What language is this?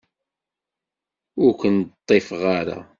Kabyle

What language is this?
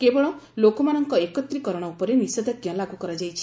Odia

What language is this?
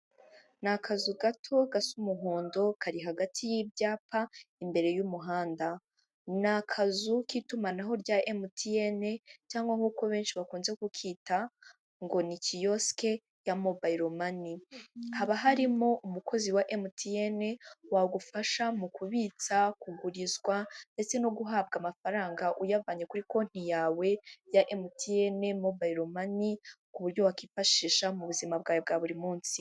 Kinyarwanda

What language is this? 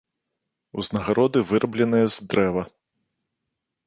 Belarusian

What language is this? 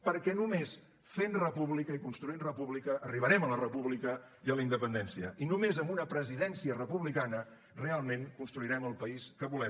Catalan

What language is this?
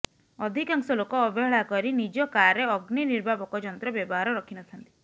Odia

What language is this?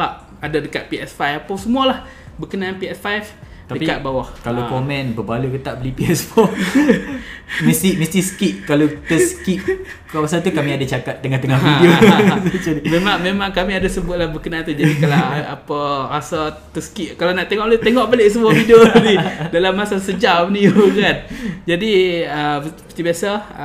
Malay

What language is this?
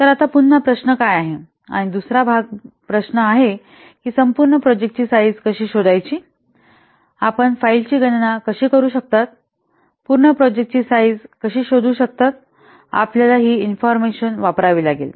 Marathi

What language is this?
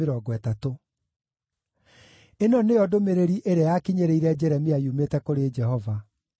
Kikuyu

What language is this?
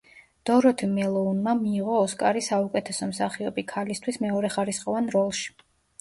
Georgian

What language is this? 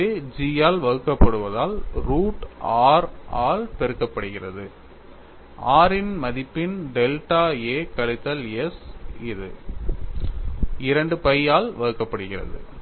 Tamil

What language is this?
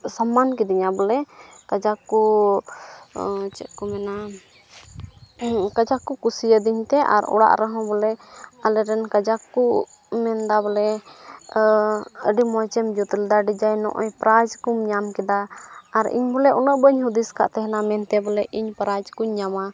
Santali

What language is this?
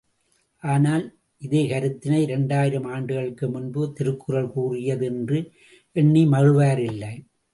Tamil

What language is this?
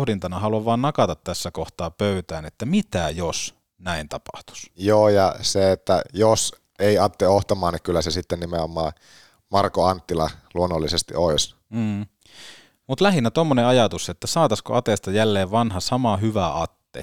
Finnish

